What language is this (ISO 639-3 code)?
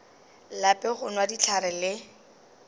nso